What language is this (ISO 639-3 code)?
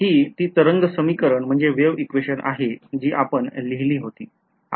mar